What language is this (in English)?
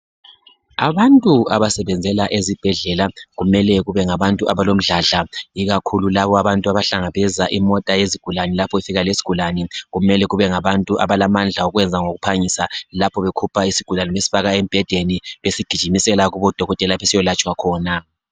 North Ndebele